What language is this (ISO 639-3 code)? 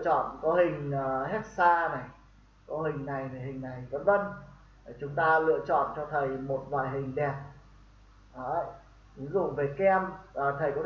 vie